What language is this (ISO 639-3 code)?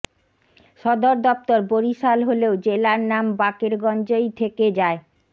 ben